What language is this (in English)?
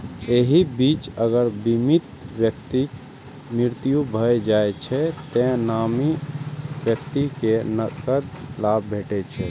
Maithili